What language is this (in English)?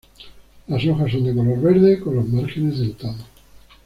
Spanish